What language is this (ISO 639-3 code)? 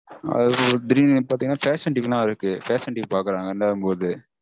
tam